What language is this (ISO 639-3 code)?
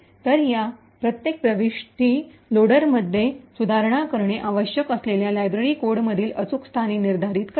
mar